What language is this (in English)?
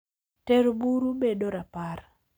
Luo (Kenya and Tanzania)